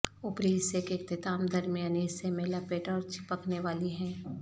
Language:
Urdu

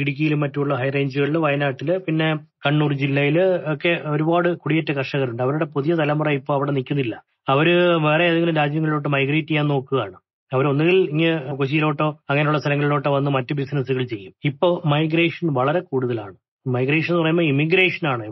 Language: Malayalam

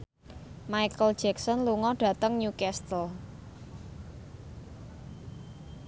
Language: Javanese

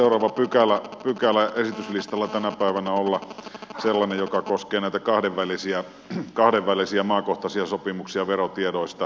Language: Finnish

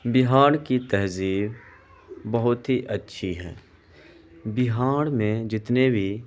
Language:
Urdu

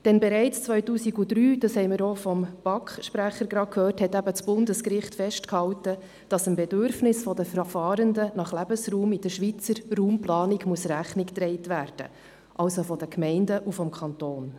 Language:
Swiss German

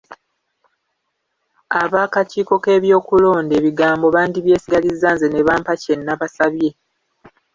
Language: Ganda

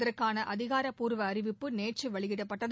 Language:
Tamil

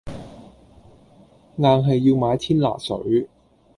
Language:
Cantonese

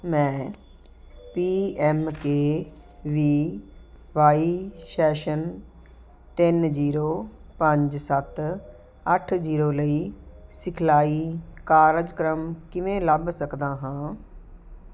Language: Punjabi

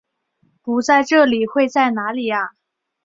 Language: Chinese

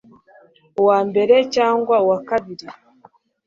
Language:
Kinyarwanda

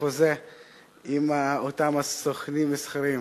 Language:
Hebrew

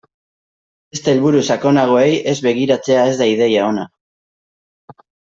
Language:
Basque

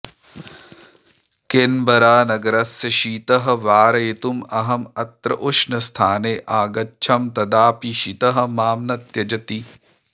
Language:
Sanskrit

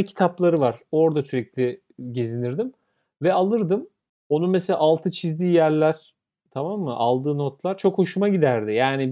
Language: Turkish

